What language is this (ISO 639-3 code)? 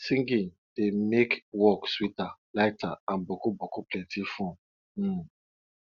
pcm